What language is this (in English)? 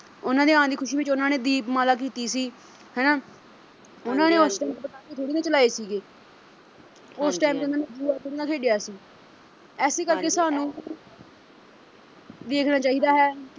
Punjabi